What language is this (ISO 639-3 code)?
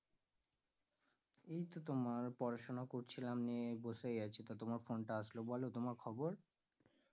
ben